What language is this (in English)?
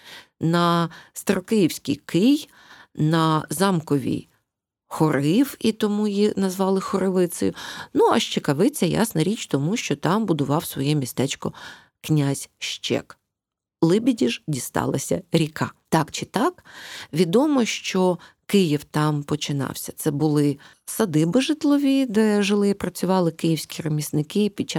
Ukrainian